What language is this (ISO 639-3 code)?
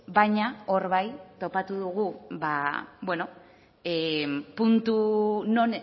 eus